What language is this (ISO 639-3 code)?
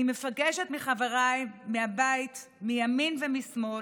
heb